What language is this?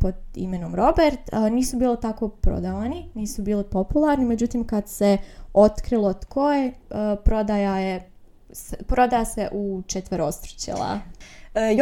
Croatian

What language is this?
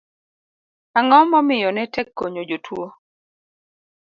Luo (Kenya and Tanzania)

